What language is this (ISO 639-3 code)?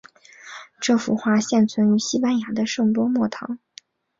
zho